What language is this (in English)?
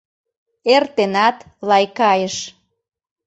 Mari